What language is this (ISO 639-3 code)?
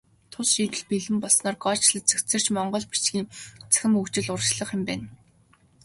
mon